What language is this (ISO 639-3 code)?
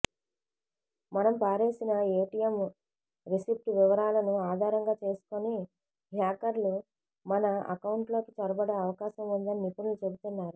tel